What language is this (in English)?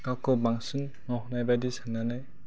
Bodo